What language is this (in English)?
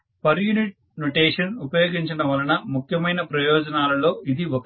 Telugu